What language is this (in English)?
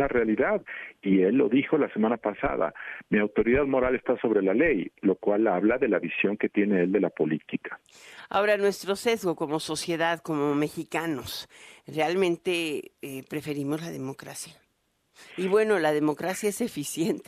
Spanish